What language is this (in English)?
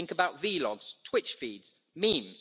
English